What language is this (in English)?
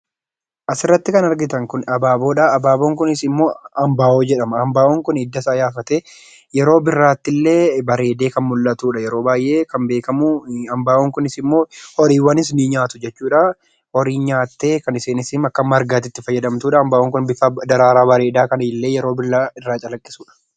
Oromo